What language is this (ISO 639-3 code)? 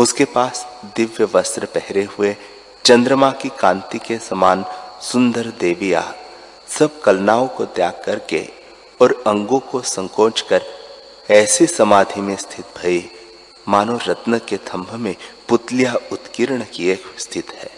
hin